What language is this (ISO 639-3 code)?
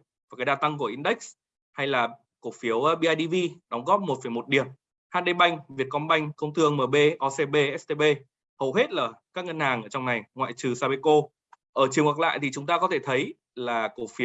vie